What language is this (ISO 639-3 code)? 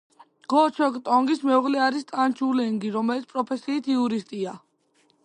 kat